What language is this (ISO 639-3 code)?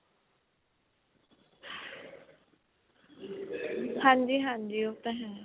pan